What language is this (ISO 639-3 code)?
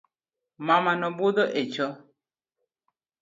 luo